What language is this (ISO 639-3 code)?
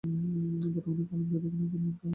ben